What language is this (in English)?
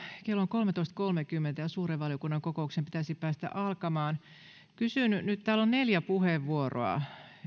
Finnish